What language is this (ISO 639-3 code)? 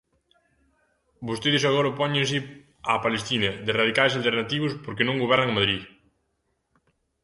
glg